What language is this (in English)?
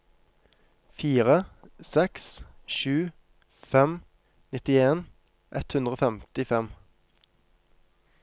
Norwegian